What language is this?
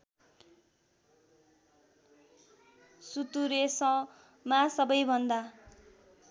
Nepali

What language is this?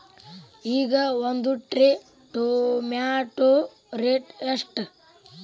Kannada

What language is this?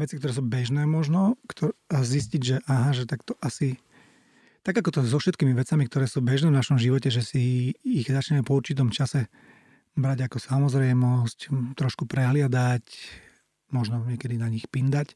Slovak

